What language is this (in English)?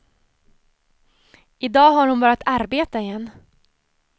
Swedish